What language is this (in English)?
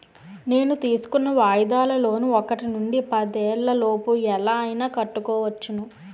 Telugu